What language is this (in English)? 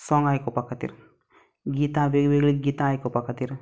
Konkani